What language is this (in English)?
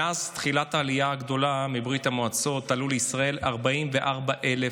Hebrew